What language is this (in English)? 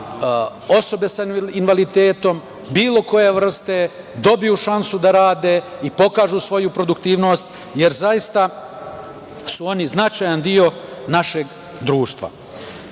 Serbian